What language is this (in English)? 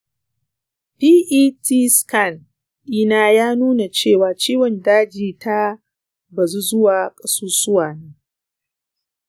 Hausa